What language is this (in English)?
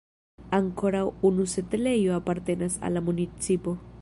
Esperanto